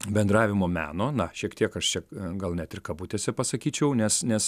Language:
Lithuanian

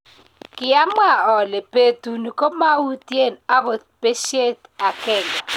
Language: Kalenjin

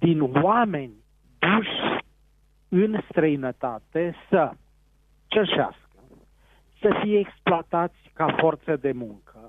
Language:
Romanian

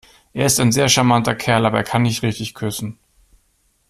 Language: German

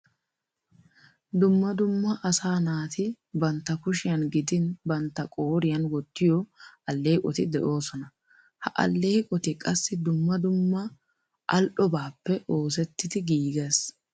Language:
Wolaytta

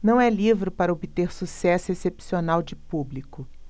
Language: Portuguese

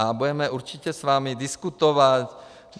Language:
Czech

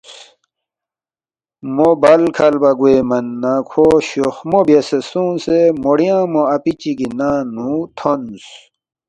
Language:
Balti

